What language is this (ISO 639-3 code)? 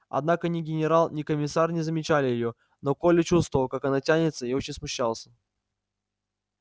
rus